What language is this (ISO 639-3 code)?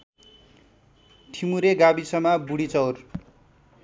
nep